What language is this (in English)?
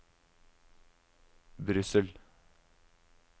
Norwegian